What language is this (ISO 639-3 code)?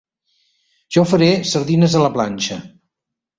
cat